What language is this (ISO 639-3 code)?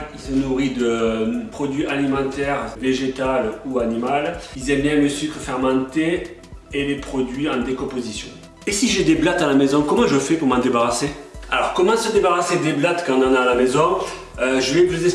fra